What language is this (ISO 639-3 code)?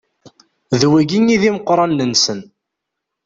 kab